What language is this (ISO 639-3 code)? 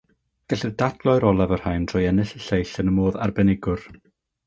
cym